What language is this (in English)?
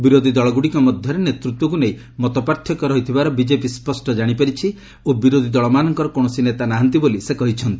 Odia